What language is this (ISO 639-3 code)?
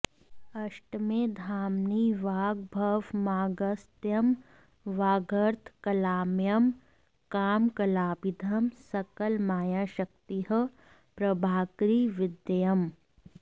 san